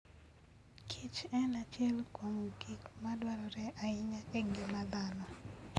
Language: Luo (Kenya and Tanzania)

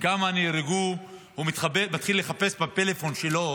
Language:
Hebrew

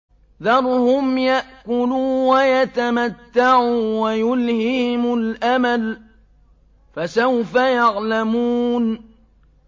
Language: Arabic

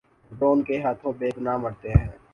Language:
Urdu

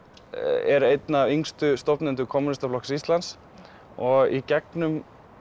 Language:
Icelandic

